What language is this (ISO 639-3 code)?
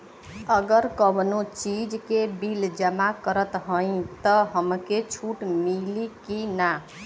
bho